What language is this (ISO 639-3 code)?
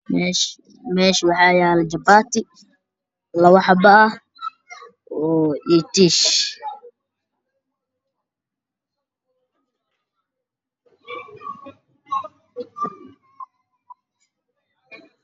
som